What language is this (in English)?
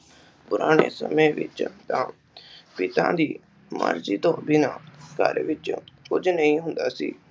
Punjabi